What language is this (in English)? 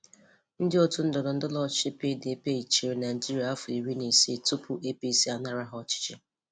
Igbo